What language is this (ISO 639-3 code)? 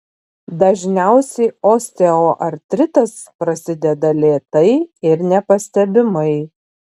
lit